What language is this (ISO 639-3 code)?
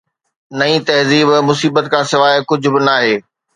snd